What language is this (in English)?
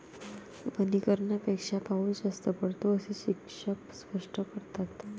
Marathi